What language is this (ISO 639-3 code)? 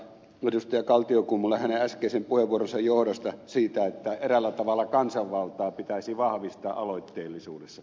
fin